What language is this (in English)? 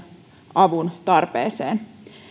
Finnish